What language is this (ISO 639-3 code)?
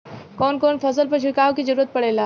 bho